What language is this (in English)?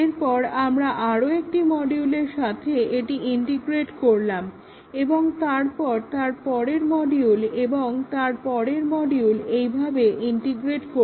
Bangla